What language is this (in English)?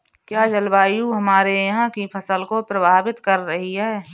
Hindi